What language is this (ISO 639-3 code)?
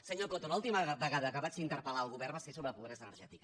cat